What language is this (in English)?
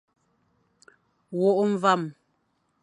Fang